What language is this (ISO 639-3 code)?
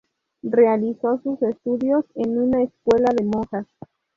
spa